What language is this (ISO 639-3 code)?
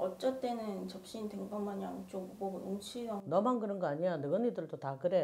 kor